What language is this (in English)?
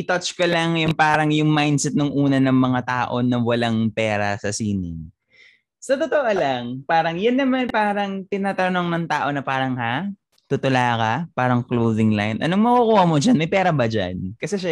Filipino